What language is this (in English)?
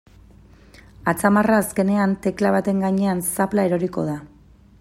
Basque